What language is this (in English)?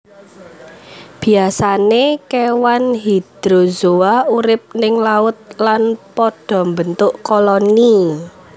Javanese